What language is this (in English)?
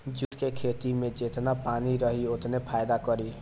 Bhojpuri